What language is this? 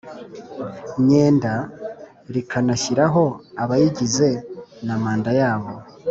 Kinyarwanda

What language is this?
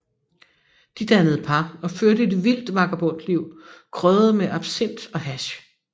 Danish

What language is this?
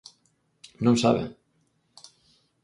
Galician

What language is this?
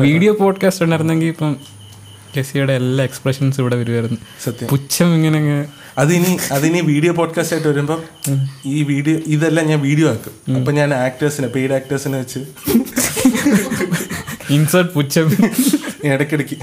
Malayalam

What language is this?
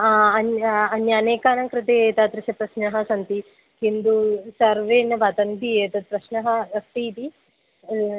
Sanskrit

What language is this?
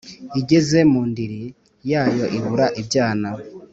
Kinyarwanda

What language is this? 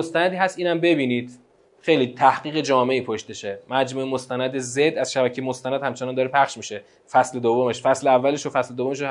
Persian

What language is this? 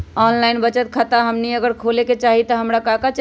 Magahi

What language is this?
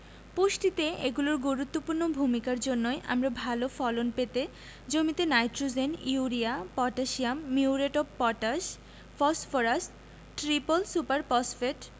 Bangla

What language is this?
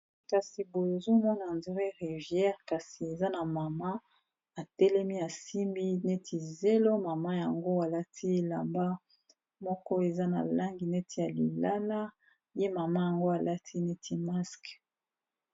Lingala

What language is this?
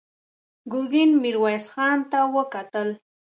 Pashto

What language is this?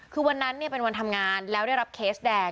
Thai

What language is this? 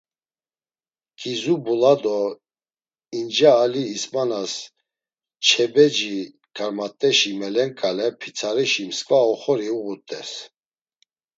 Laz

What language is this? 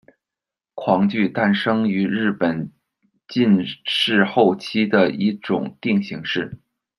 Chinese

